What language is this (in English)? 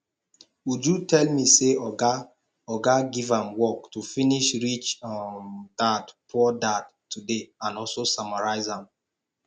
Nigerian Pidgin